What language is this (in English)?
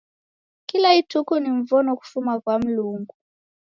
Taita